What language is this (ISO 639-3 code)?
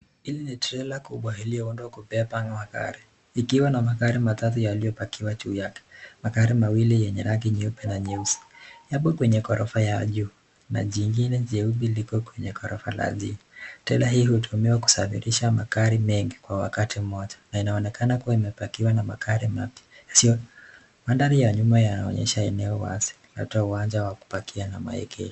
swa